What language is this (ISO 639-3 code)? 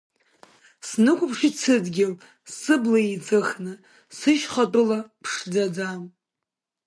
abk